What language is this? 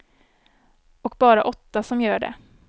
Swedish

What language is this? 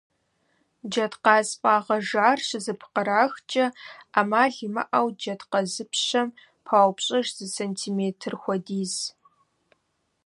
Kabardian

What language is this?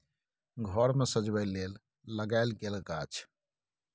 Maithili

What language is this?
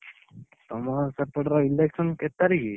Odia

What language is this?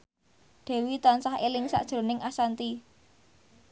Javanese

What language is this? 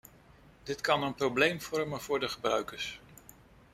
Dutch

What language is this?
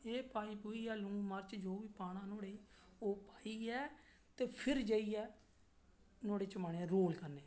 Dogri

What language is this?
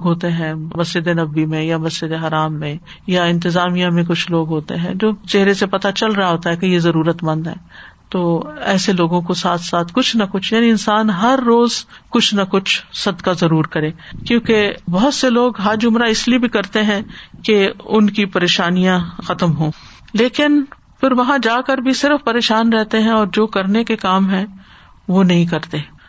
Urdu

